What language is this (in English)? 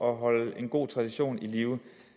Danish